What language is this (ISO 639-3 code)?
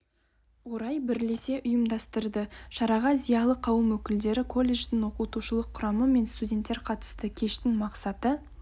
kaz